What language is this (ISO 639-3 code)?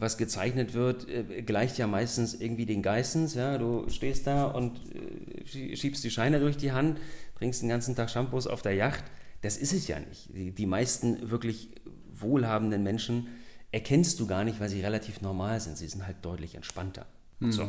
deu